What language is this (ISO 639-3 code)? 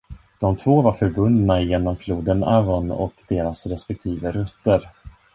swe